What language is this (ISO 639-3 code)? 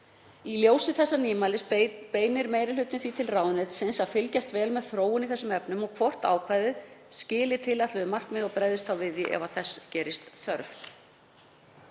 isl